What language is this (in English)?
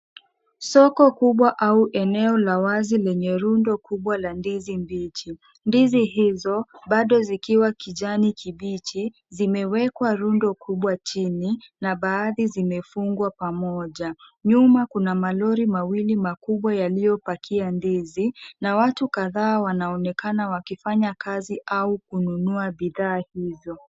Swahili